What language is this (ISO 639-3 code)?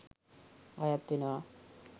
sin